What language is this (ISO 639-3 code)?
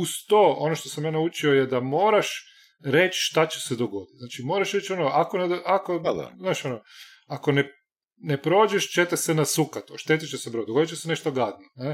hrv